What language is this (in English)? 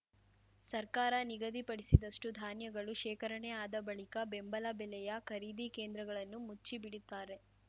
Kannada